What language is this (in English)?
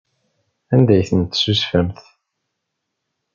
Kabyle